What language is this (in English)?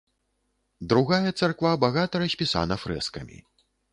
Belarusian